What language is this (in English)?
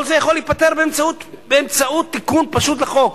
Hebrew